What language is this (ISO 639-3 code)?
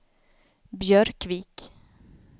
swe